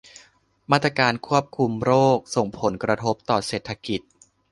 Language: Thai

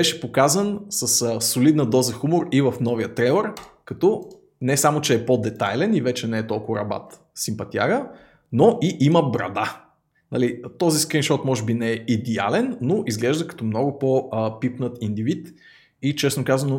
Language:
Bulgarian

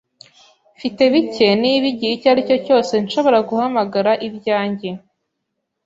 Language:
Kinyarwanda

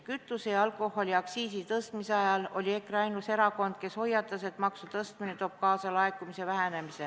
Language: Estonian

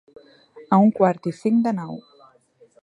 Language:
Catalan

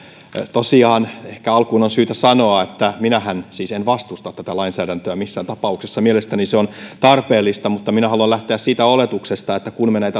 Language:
Finnish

